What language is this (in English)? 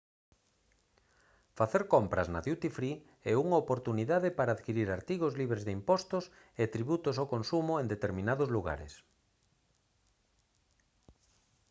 Galician